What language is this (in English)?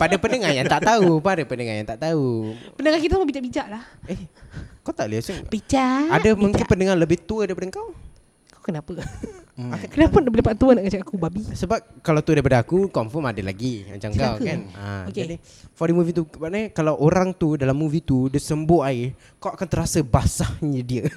Malay